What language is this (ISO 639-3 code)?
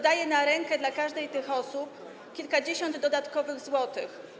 pol